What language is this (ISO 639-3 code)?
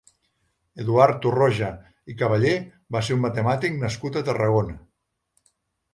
cat